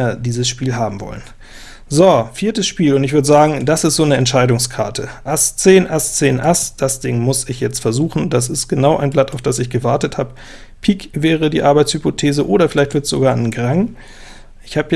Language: German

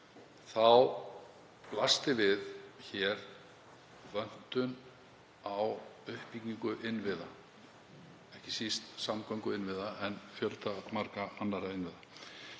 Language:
Icelandic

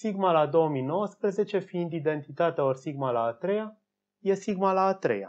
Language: Romanian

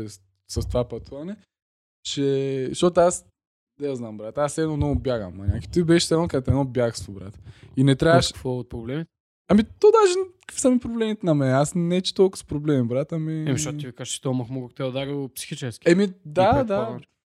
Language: Bulgarian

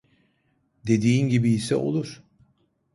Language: Turkish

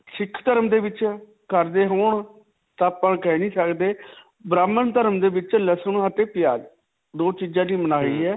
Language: Punjabi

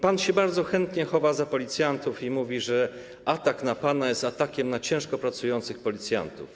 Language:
Polish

